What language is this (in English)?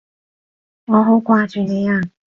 Cantonese